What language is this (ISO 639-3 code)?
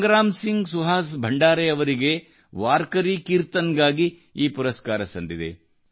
kan